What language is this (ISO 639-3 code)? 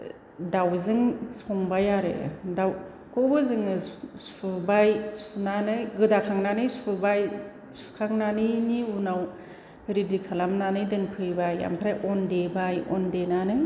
brx